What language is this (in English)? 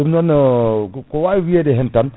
Fula